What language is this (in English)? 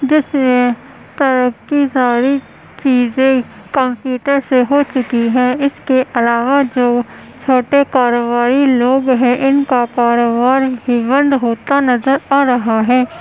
Urdu